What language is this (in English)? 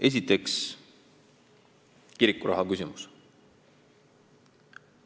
Estonian